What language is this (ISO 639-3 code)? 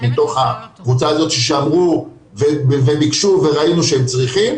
heb